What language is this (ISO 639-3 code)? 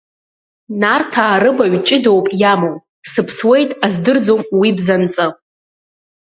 abk